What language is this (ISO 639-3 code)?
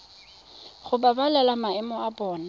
tsn